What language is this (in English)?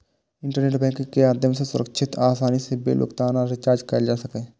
Maithili